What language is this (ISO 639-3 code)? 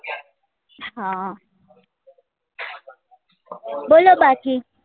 guj